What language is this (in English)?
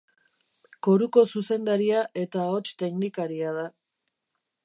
Basque